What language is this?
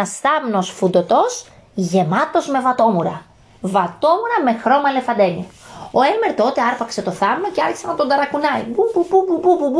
Greek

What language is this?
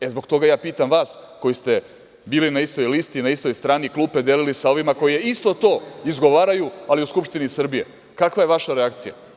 Serbian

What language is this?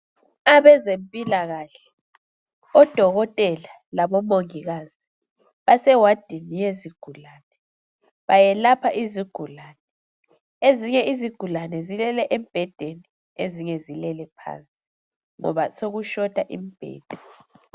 North Ndebele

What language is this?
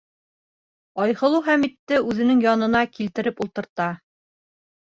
Bashkir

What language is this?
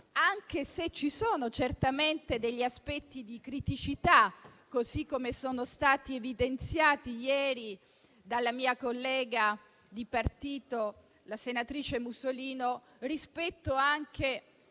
Italian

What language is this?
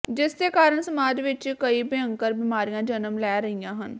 Punjabi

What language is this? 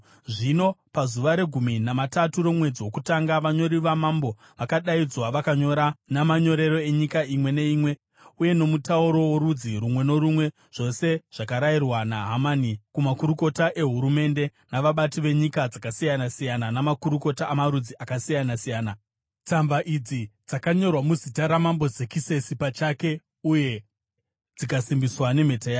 Shona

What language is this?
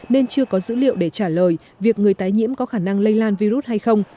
Vietnamese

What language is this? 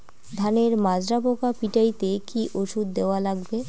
Bangla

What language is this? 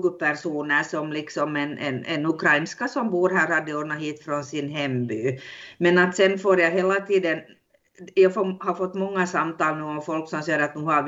Swedish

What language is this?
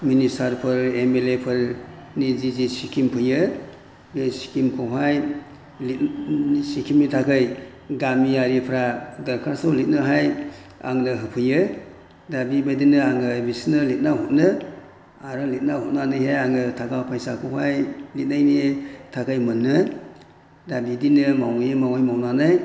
Bodo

